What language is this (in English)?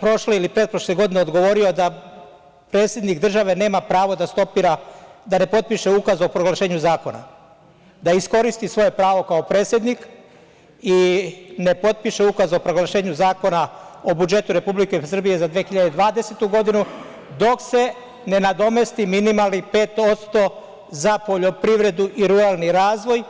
Serbian